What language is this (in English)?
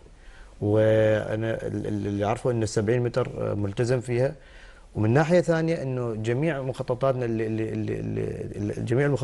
Arabic